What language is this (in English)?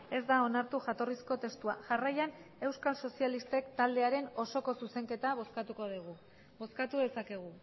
Basque